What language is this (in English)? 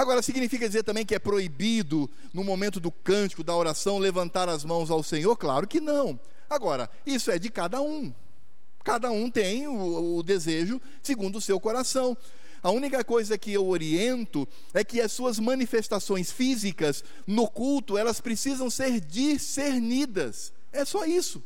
Portuguese